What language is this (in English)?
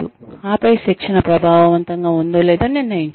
Telugu